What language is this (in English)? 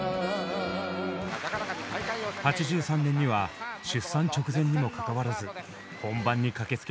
Japanese